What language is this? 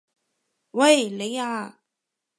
Cantonese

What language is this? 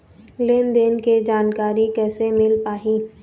Chhattisgarhi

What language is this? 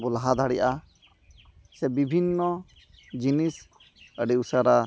Santali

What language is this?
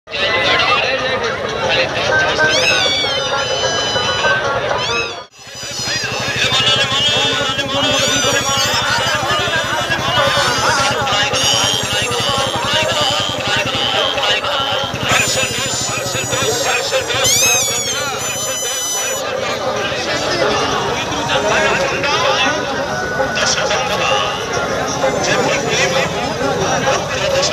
Arabic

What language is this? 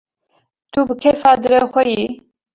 Kurdish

